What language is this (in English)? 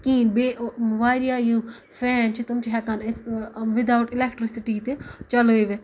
Kashmiri